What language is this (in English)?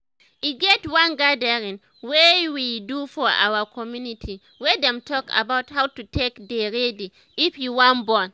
Nigerian Pidgin